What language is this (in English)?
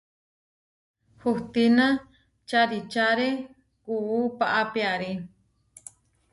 Huarijio